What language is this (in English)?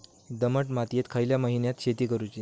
Marathi